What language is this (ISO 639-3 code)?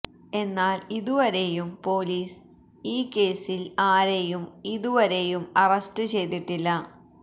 mal